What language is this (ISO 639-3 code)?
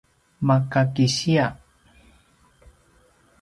pwn